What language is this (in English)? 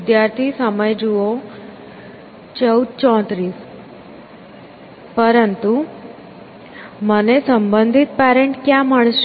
Gujarati